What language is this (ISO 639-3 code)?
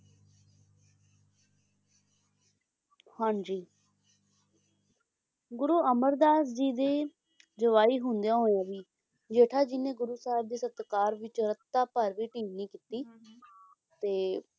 pan